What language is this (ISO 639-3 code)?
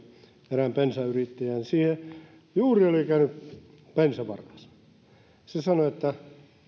fin